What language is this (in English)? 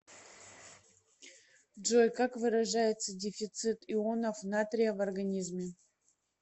Russian